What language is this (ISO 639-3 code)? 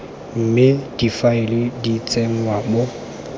tsn